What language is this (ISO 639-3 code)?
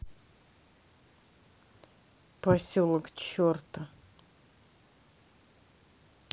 rus